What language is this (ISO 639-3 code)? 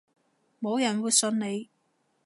yue